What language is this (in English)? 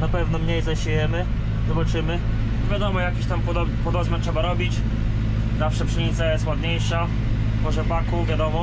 Polish